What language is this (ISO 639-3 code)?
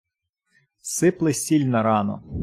ukr